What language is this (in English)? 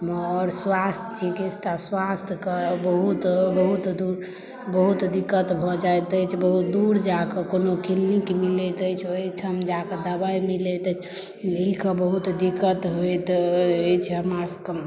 Maithili